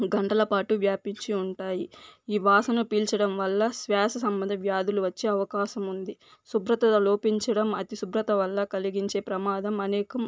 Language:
Telugu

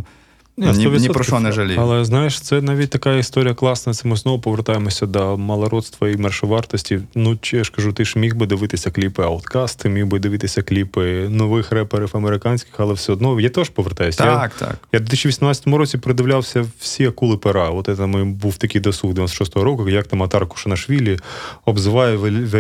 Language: Ukrainian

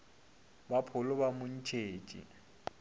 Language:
Northern Sotho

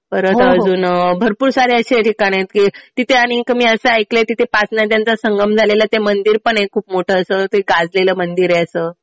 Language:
Marathi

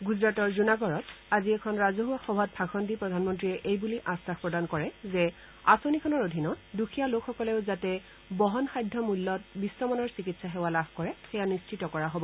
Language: Assamese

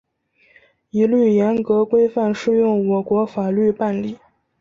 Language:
Chinese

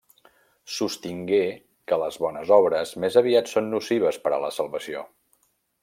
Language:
Catalan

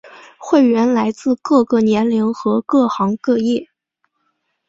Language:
Chinese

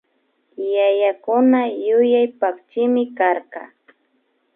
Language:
Imbabura Highland Quichua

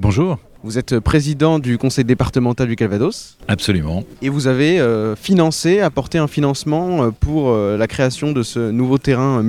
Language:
French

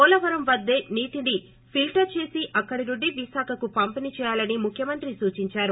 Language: Telugu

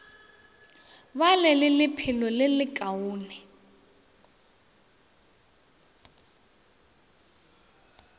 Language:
Northern Sotho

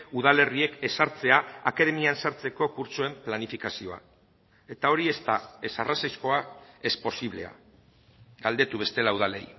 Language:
Basque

